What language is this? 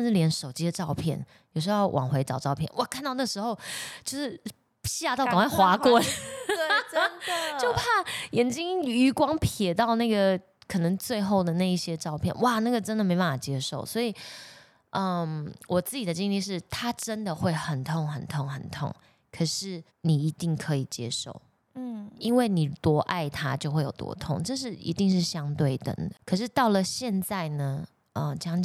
Chinese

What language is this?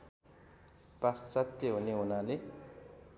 Nepali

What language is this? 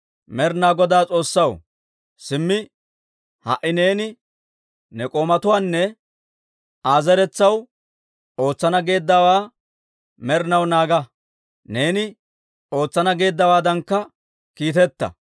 Dawro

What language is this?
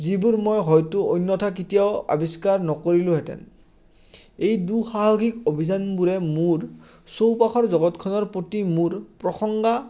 Assamese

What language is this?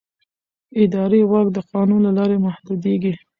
Pashto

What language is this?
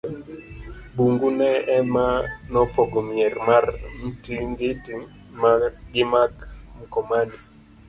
Luo (Kenya and Tanzania)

